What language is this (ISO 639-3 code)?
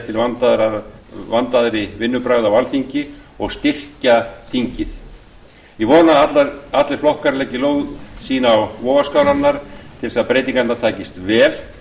isl